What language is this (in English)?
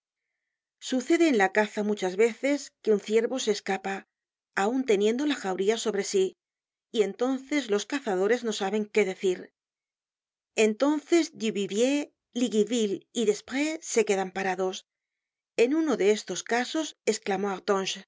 Spanish